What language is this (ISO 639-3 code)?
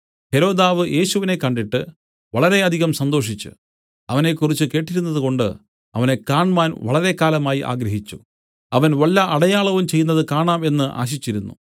mal